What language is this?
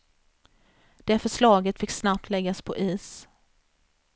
Swedish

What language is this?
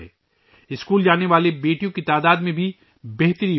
Urdu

